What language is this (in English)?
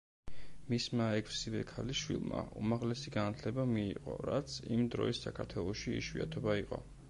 Georgian